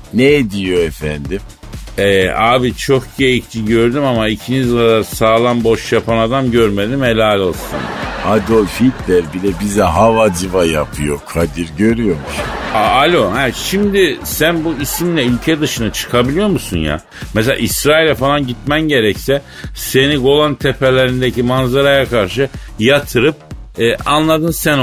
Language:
Turkish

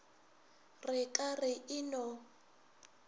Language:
Northern Sotho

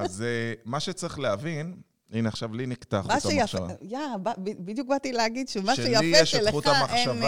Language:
Hebrew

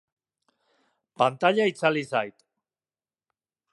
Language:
Basque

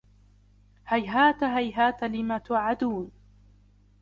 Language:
Arabic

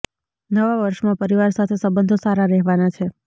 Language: Gujarati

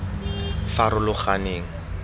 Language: Tswana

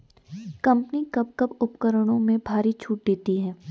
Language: Hindi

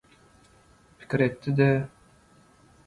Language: Turkmen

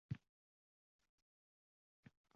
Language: Uzbek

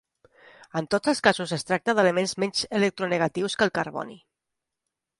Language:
Catalan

